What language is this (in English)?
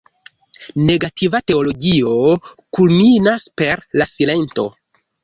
Esperanto